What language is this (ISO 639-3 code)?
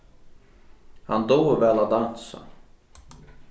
fao